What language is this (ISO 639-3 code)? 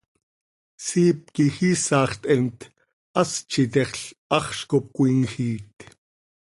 sei